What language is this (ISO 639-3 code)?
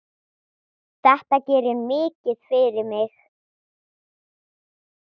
isl